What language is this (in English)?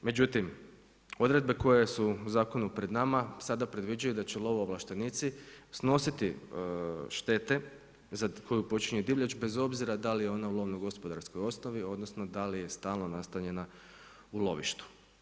Croatian